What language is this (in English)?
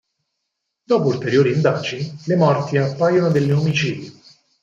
Italian